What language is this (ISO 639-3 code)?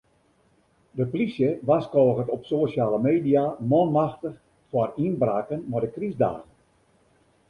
fry